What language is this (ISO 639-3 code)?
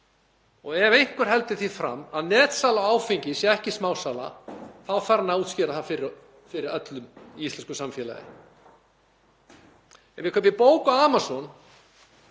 isl